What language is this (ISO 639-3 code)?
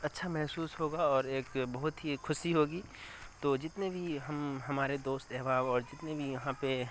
urd